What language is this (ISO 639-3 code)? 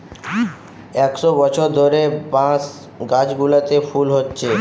ben